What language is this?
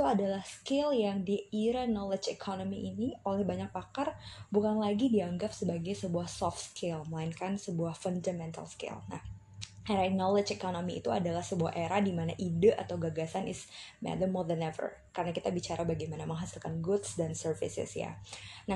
Indonesian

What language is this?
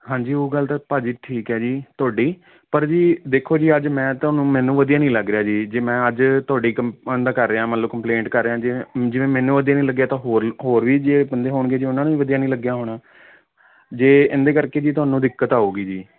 Punjabi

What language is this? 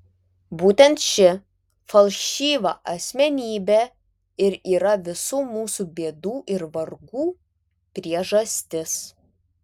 Lithuanian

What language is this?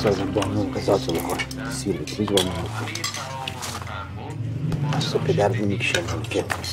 Persian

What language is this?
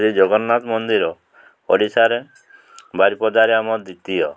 Odia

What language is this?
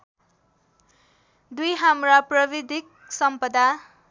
Nepali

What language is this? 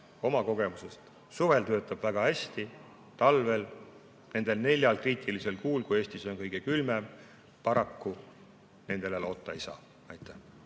Estonian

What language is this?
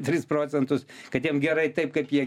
Lithuanian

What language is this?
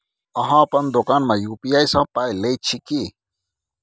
Maithili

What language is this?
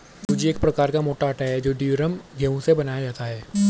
Hindi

